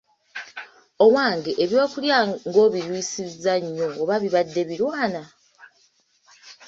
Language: Ganda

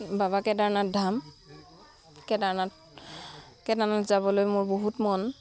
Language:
Assamese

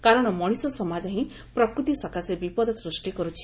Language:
Odia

